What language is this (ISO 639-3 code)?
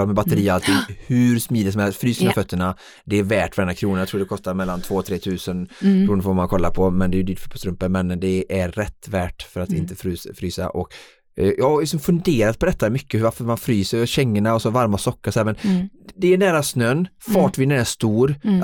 swe